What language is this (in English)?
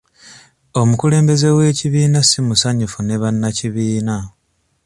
Ganda